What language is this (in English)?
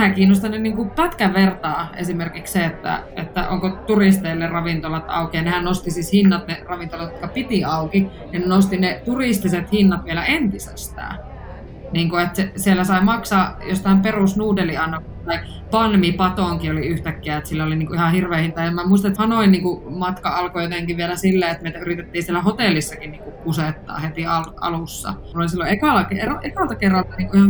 Finnish